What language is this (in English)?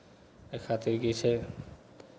Maithili